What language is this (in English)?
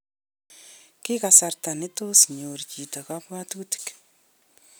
Kalenjin